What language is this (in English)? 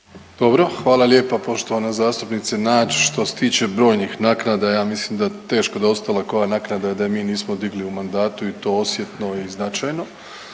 Croatian